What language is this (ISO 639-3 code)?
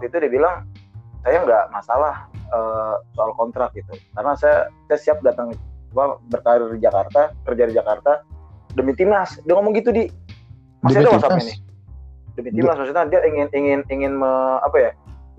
ind